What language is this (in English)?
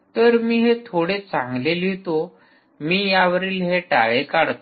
Marathi